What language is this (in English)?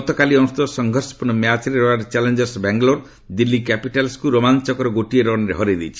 Odia